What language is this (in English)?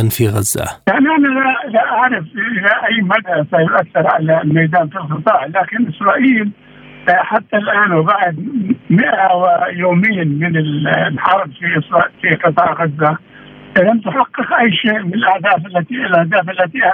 Arabic